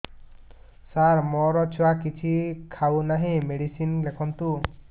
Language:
Odia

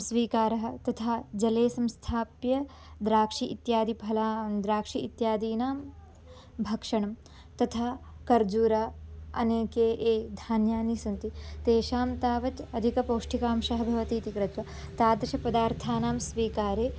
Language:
Sanskrit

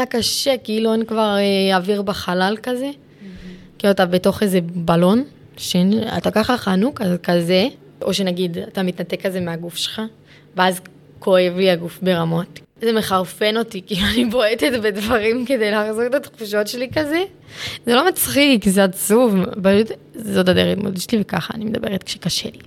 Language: Hebrew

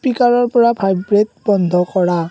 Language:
Assamese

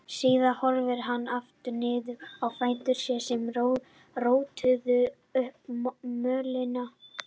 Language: Icelandic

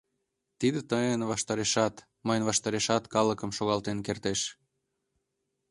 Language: Mari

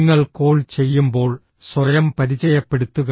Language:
Malayalam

